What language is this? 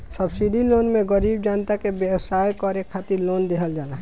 Bhojpuri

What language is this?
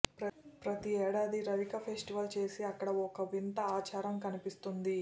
Telugu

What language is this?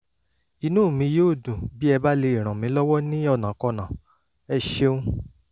Yoruba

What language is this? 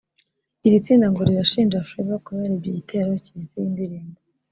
Kinyarwanda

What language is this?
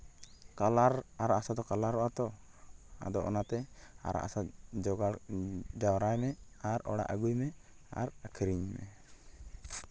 Santali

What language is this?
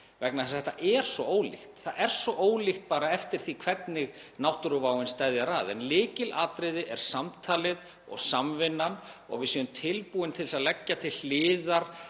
Icelandic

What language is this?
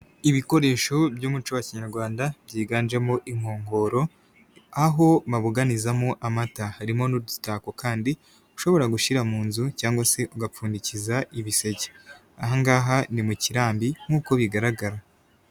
Kinyarwanda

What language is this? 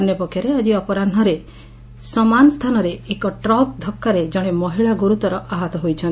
Odia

